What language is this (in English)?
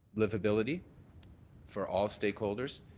English